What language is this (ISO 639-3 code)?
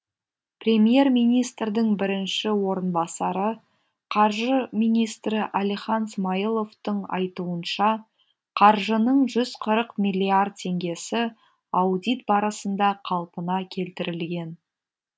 kaz